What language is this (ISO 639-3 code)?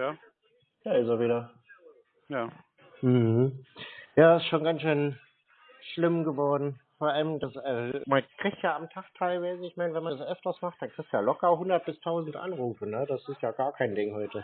deu